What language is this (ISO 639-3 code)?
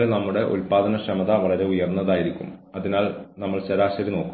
mal